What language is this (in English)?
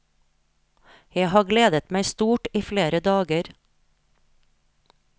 Norwegian